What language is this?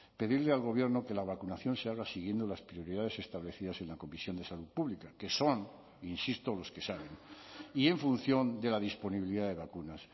Spanish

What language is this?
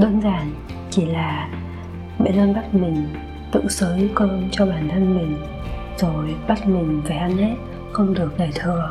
Vietnamese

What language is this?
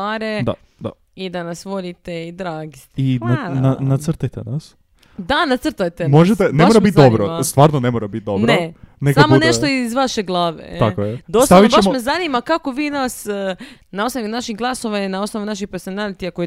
Croatian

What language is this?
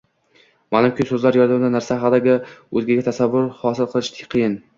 Uzbek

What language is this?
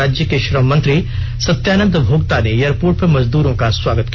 Hindi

